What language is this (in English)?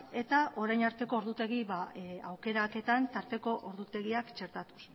Basque